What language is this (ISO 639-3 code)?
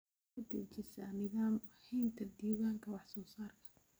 som